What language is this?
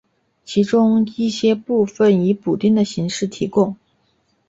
Chinese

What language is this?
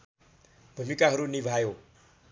Nepali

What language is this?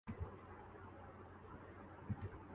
Urdu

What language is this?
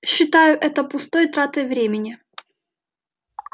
Russian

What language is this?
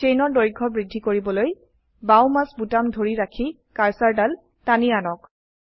Assamese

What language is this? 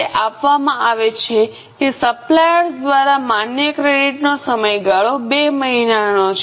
Gujarati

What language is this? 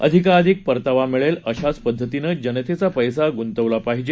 Marathi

